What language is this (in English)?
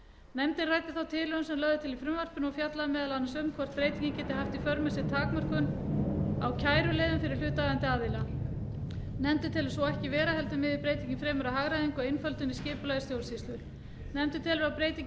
Icelandic